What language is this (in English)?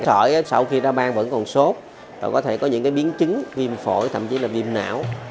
Vietnamese